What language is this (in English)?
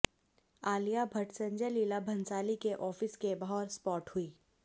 Hindi